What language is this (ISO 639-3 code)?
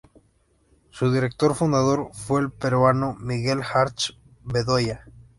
spa